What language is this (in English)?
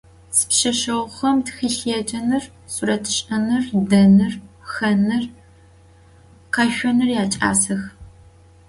Adyghe